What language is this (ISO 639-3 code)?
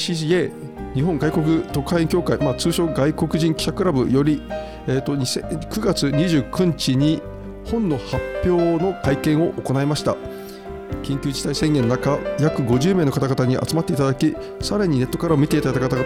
jpn